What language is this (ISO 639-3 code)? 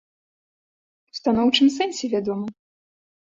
bel